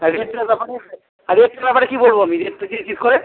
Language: Bangla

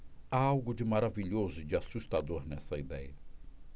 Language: Portuguese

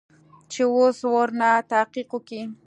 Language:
Pashto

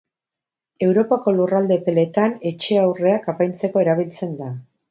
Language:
Basque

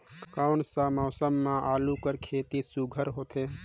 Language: Chhattisgarhi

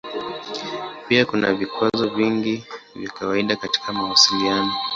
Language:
Swahili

